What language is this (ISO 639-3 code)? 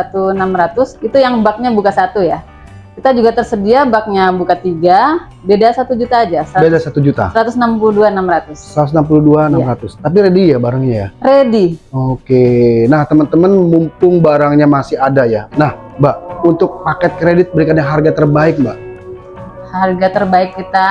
ind